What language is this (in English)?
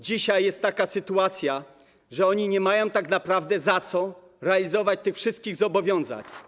Polish